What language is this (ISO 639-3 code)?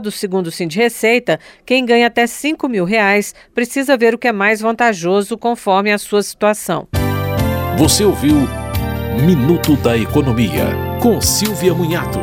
por